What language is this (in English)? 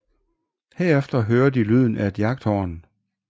Danish